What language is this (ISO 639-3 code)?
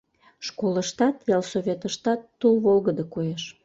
chm